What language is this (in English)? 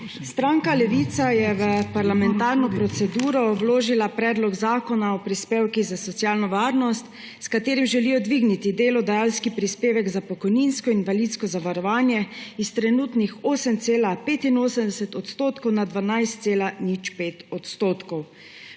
Slovenian